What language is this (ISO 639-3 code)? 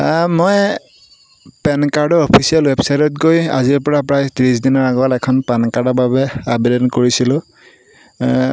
asm